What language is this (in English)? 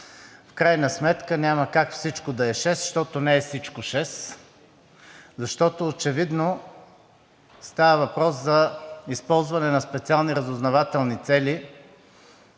Bulgarian